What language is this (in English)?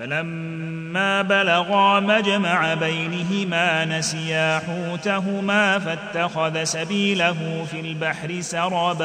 Arabic